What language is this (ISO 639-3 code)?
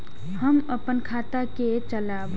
mai